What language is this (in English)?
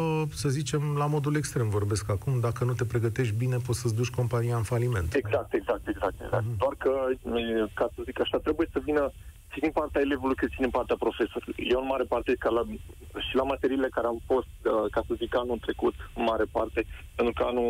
Romanian